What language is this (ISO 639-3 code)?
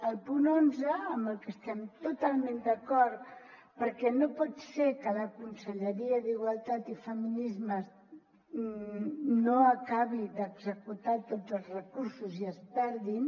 cat